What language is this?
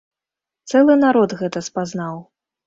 Belarusian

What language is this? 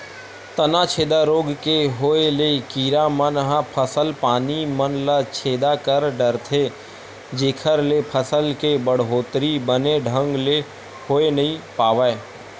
Chhattisgarhi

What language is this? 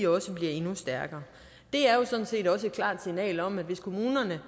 Danish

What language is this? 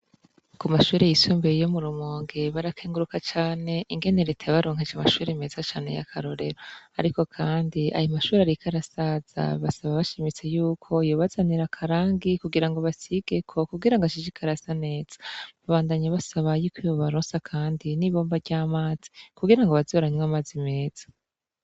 Rundi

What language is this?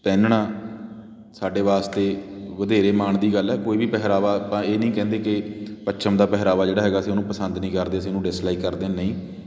Punjabi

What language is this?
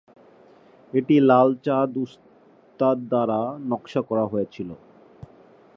Bangla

